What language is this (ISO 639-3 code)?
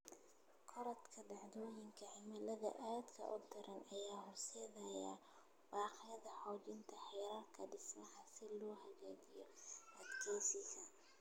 som